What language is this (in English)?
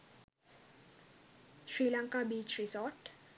Sinhala